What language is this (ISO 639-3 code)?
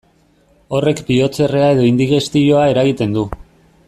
eus